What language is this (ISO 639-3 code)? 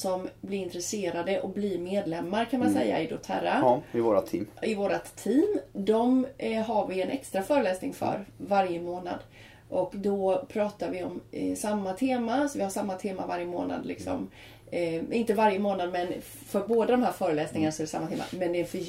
swe